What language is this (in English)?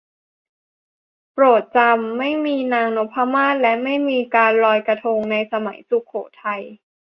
Thai